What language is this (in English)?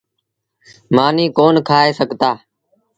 Sindhi Bhil